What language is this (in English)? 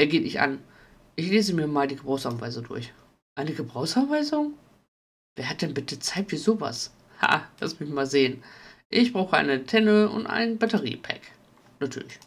German